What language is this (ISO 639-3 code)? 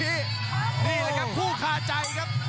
tha